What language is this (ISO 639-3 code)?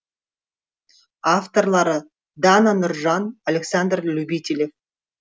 kaz